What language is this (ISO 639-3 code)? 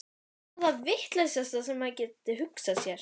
isl